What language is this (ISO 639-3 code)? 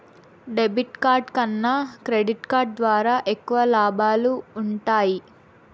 tel